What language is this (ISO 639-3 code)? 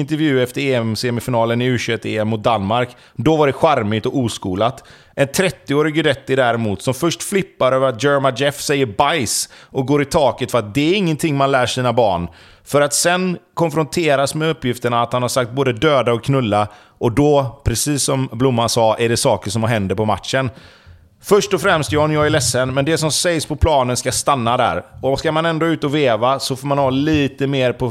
swe